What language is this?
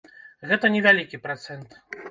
Belarusian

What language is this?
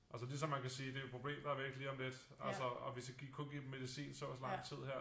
Danish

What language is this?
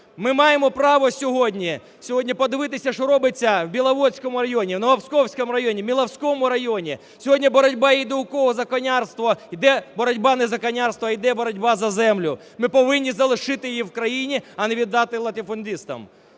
Ukrainian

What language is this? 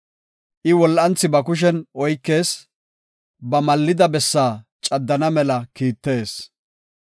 Gofa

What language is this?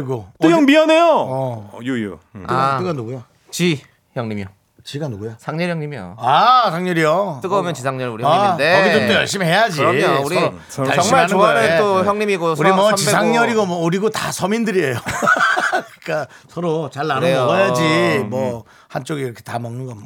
Korean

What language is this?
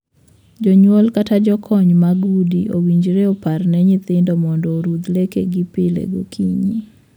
Luo (Kenya and Tanzania)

